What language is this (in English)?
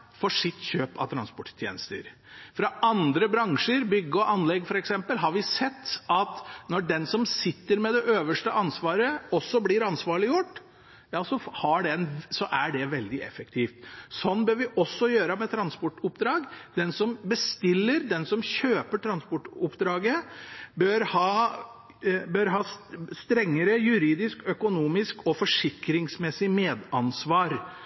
Norwegian Bokmål